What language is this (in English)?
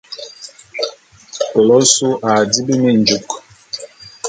Bulu